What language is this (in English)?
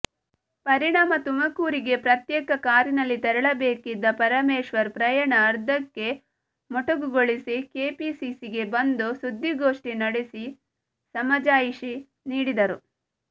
Kannada